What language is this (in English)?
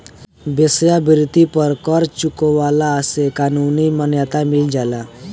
Bhojpuri